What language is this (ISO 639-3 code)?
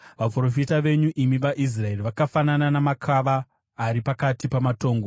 sna